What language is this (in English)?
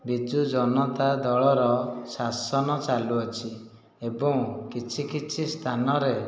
Odia